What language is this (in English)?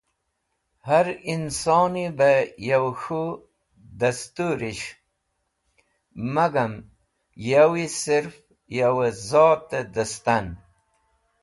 Wakhi